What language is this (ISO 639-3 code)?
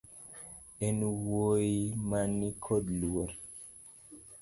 luo